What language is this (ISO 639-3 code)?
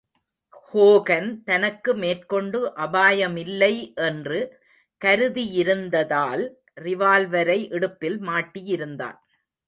tam